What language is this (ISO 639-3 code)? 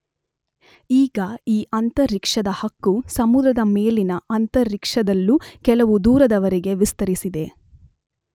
kan